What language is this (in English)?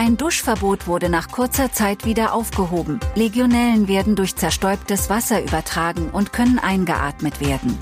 German